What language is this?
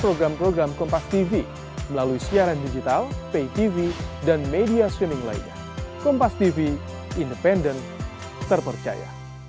Indonesian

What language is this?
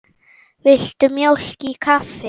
Icelandic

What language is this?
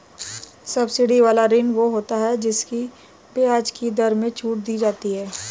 Hindi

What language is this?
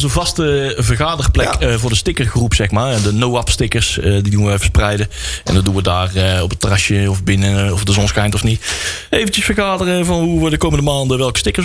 Dutch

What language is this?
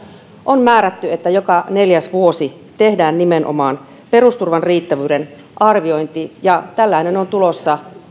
Finnish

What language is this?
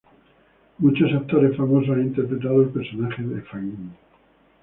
Spanish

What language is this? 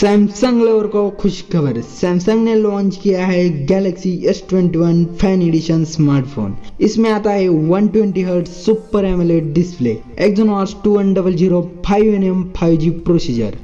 Hindi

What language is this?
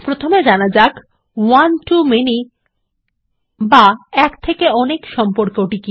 Bangla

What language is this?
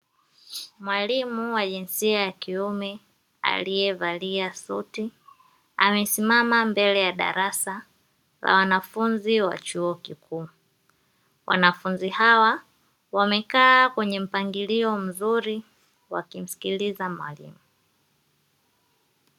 Swahili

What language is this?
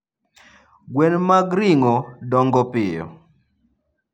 Luo (Kenya and Tanzania)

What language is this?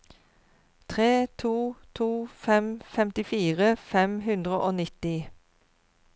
Norwegian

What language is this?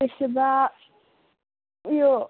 Nepali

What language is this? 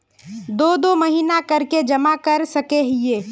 Magahi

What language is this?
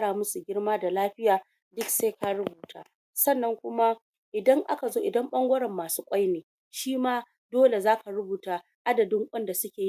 Hausa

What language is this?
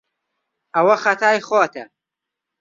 Central Kurdish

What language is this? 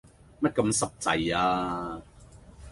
Cantonese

